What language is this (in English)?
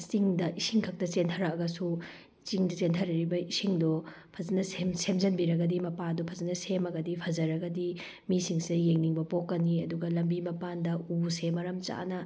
Manipuri